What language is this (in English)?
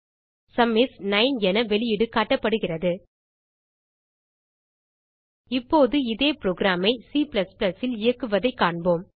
Tamil